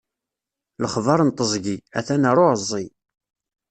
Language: Kabyle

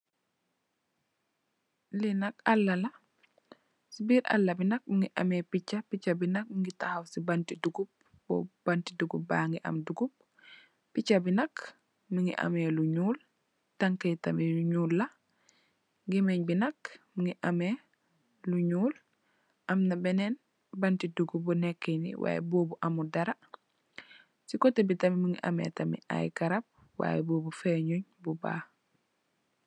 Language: Wolof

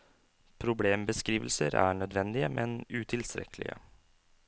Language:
Norwegian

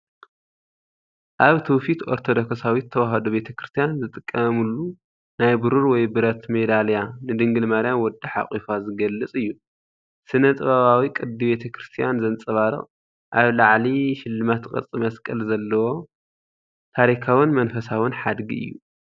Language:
Tigrinya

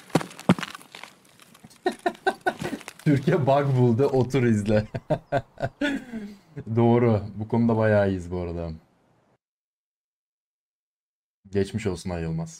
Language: Turkish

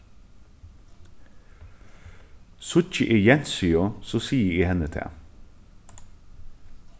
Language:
Faroese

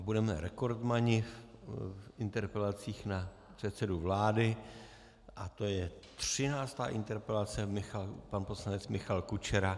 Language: Czech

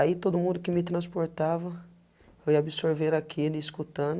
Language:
Portuguese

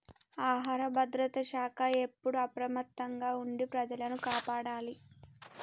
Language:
Telugu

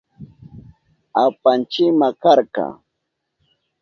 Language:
Southern Pastaza Quechua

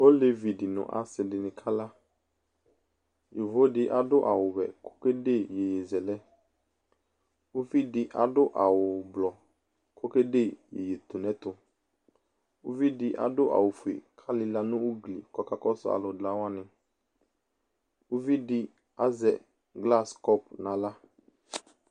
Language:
Ikposo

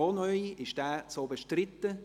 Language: Swiss German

